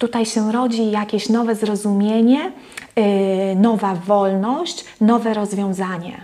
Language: Polish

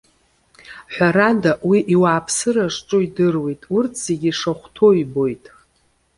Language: Abkhazian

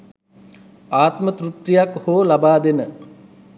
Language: Sinhala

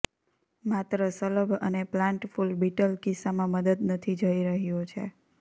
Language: Gujarati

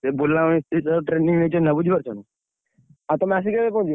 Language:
Odia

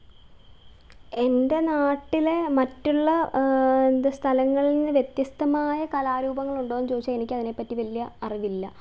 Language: Malayalam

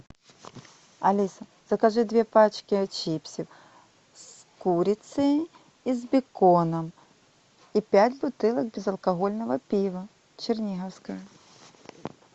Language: Russian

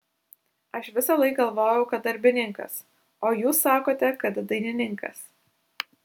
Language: Lithuanian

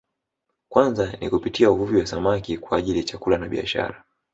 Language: Swahili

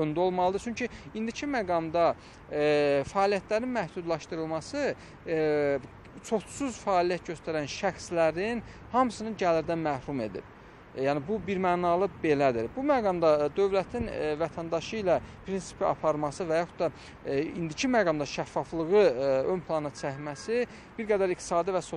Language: Turkish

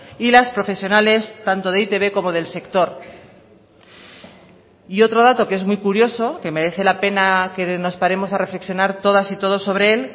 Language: Spanish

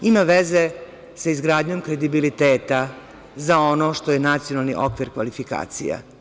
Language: Serbian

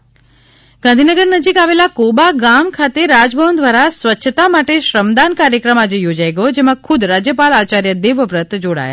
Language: Gujarati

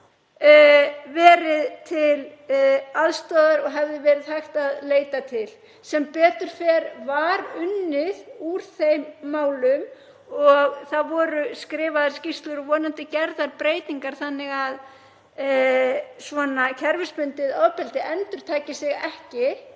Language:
Icelandic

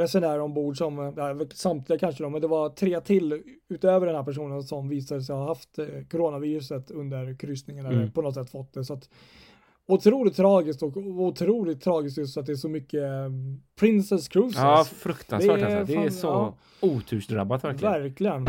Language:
Swedish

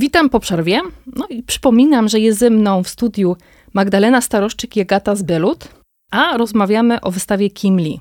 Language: Polish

